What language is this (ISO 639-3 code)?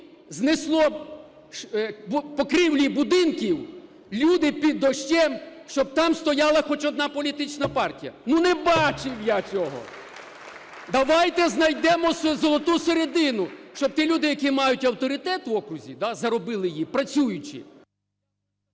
ukr